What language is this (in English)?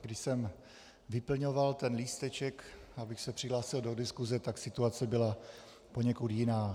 Czech